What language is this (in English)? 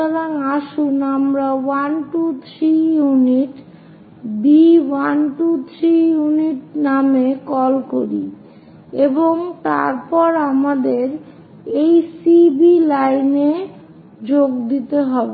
Bangla